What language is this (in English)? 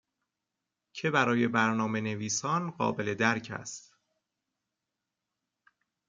Persian